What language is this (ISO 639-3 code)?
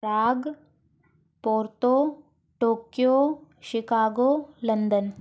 hin